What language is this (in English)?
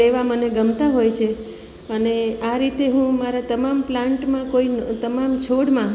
Gujarati